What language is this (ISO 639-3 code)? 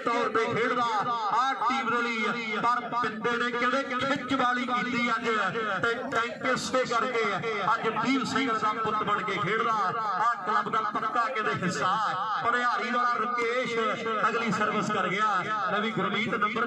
hin